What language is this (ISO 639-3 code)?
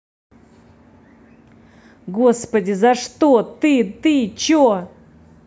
rus